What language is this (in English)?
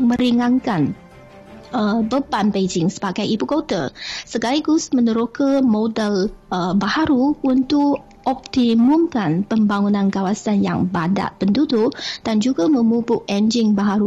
Malay